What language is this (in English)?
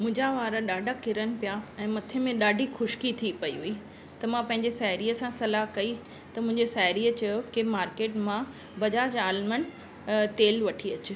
Sindhi